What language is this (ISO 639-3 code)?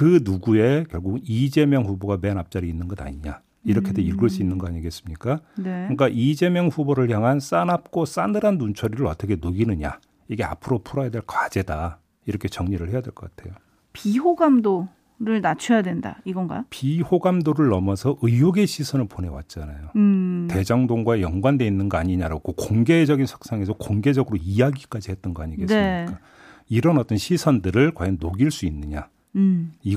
kor